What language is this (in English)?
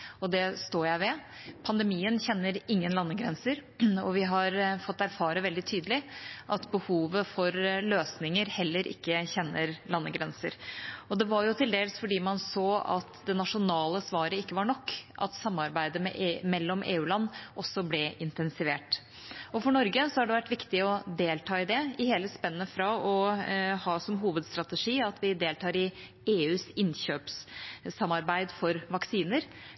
Norwegian Bokmål